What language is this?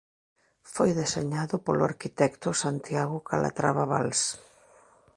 Galician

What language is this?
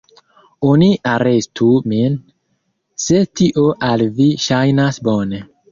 Esperanto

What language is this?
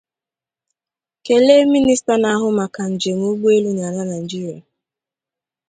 Igbo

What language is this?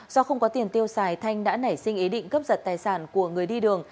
Vietnamese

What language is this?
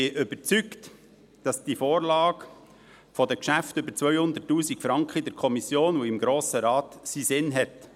Swiss German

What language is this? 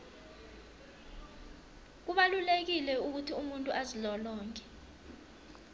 South Ndebele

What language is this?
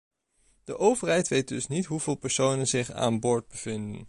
Dutch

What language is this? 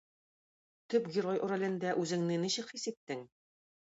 Tatar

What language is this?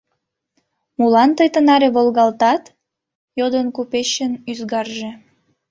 Mari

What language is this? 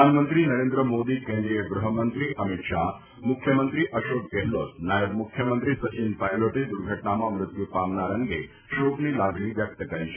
Gujarati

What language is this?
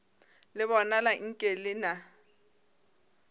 Northern Sotho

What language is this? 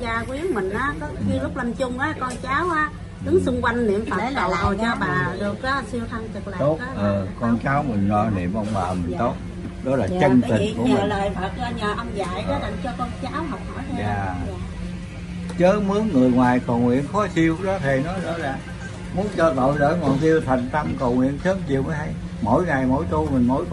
Vietnamese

